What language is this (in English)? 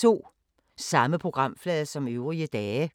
Danish